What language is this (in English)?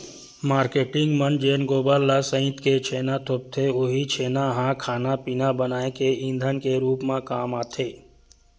Chhattisgarhi